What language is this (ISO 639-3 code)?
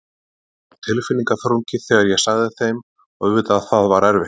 isl